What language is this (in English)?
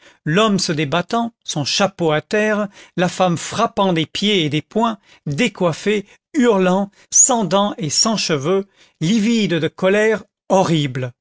French